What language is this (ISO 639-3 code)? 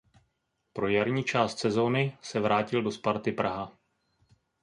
ces